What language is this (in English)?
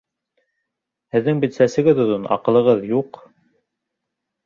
Bashkir